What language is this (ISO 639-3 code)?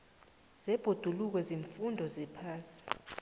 nbl